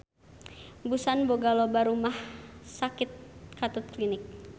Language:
Sundanese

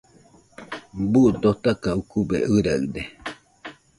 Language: Nüpode Huitoto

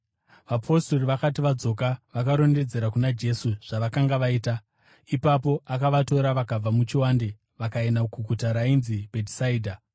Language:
Shona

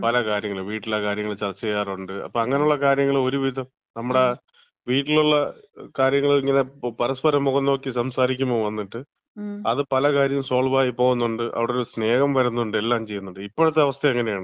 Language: Malayalam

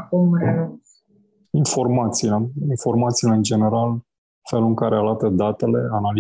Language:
Romanian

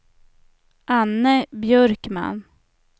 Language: Swedish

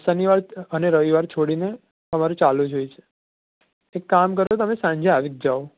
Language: Gujarati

